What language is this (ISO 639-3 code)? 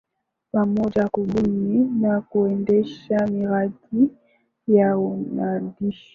swa